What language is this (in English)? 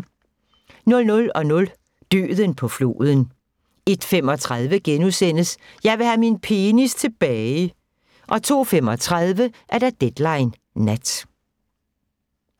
Danish